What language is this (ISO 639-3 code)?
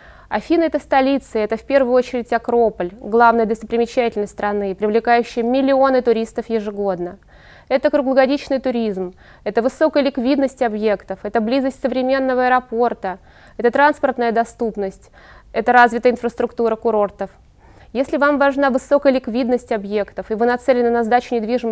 rus